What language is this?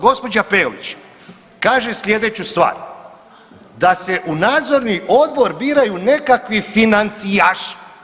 Croatian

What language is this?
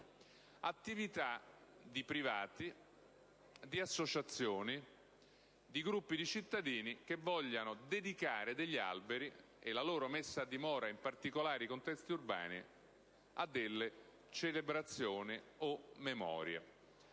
Italian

